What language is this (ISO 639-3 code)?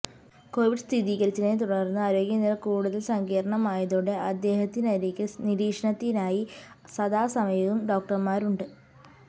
mal